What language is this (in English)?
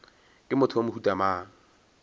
Northern Sotho